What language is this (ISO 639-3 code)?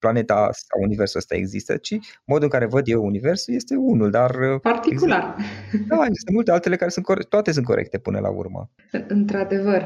ron